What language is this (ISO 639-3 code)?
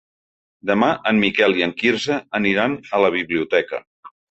cat